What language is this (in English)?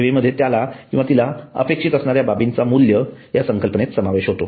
Marathi